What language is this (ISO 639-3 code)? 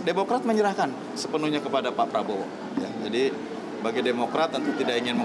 ind